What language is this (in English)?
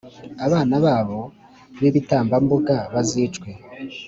Kinyarwanda